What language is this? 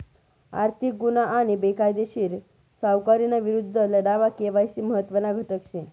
Marathi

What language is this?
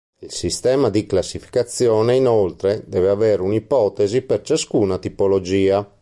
Italian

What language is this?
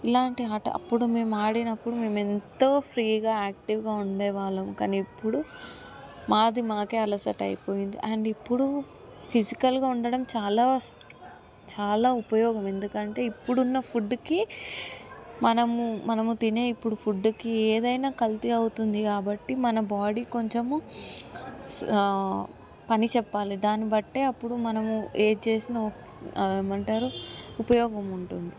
Telugu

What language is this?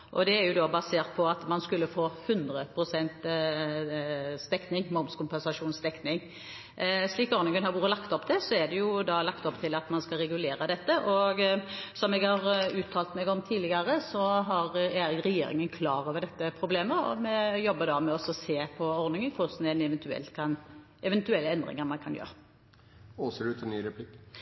Norwegian Bokmål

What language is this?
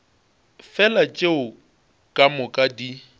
Northern Sotho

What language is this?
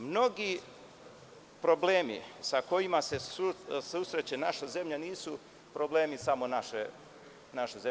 Serbian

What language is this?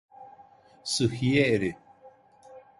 Turkish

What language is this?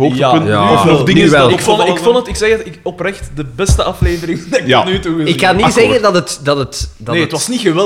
Dutch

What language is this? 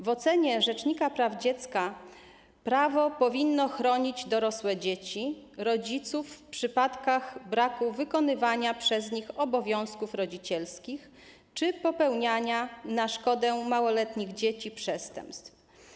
Polish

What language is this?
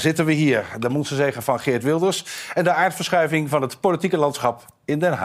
Dutch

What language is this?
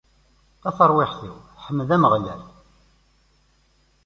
Kabyle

